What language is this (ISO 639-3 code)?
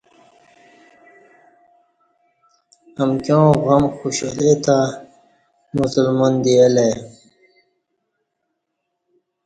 bsh